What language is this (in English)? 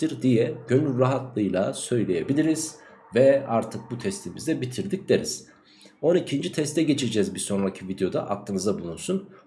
Turkish